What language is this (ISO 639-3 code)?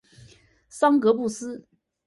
zho